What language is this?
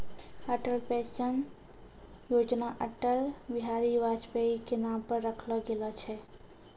Maithili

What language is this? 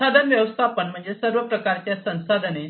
Marathi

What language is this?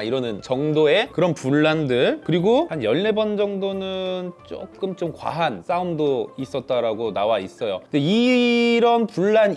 Korean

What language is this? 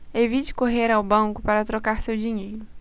Portuguese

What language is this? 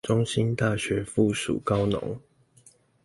Chinese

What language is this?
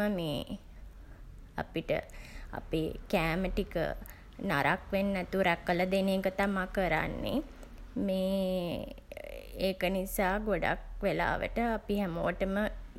Sinhala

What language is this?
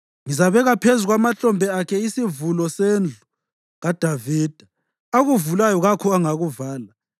North Ndebele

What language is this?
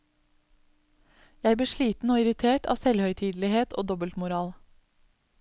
Norwegian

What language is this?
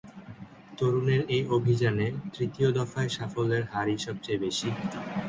Bangla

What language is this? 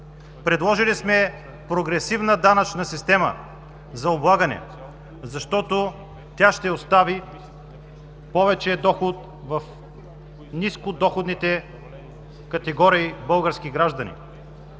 Bulgarian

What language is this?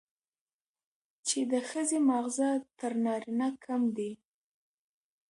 Pashto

